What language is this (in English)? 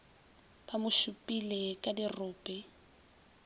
Northern Sotho